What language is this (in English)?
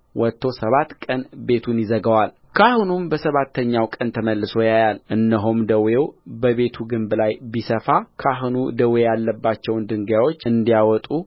Amharic